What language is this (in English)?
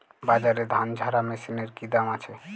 Bangla